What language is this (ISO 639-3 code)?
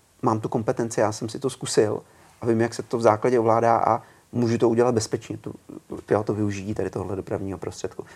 ces